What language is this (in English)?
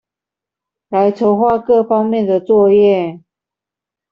Chinese